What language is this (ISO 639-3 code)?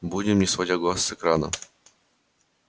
rus